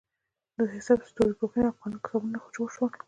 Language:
Pashto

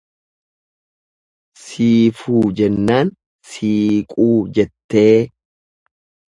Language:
Oromo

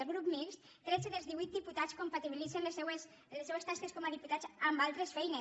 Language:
Catalan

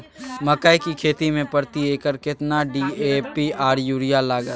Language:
Maithili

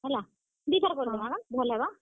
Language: Odia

